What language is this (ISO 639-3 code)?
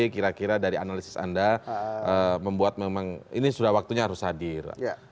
ind